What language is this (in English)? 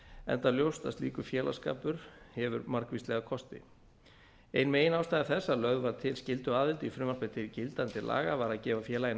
Icelandic